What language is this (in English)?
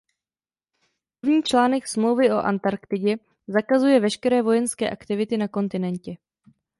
Czech